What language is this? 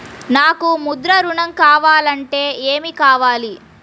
Telugu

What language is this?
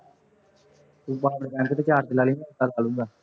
Punjabi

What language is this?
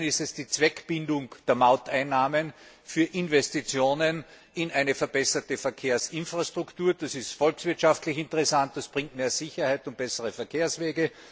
German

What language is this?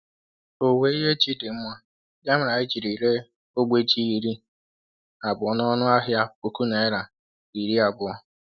Igbo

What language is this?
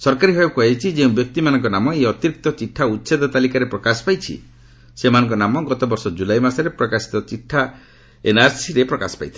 Odia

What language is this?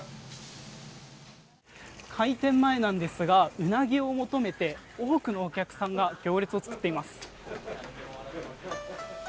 Japanese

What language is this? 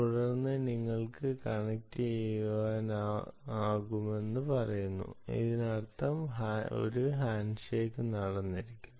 Malayalam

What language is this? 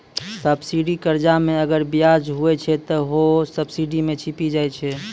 Maithili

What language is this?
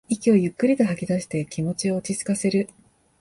Japanese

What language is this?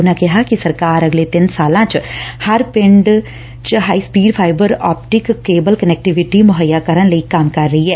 Punjabi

